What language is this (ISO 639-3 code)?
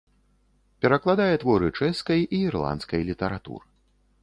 bel